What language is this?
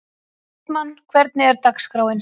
Icelandic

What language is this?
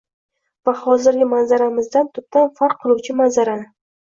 Uzbek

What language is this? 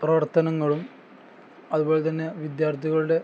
Malayalam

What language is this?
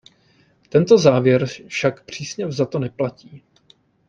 Czech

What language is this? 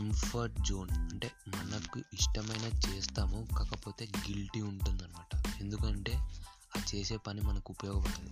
Telugu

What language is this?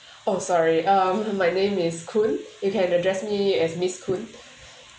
English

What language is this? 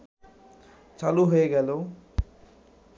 Bangla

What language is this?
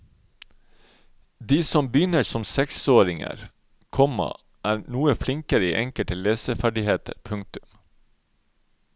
Norwegian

